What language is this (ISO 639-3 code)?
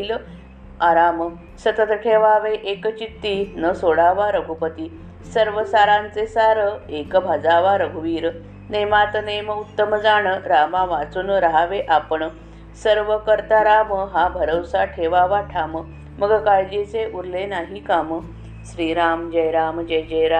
mar